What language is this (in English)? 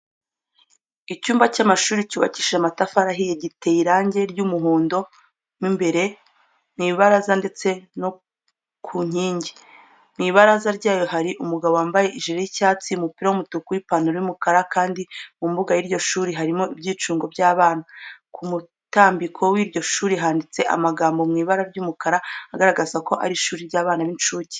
Kinyarwanda